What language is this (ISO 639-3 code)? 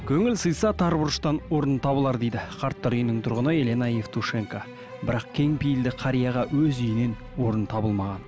kaz